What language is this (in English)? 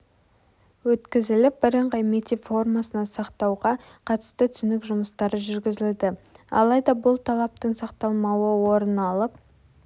Kazakh